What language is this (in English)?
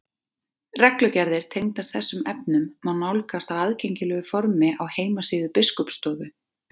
Icelandic